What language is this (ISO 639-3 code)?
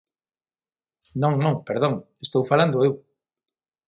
glg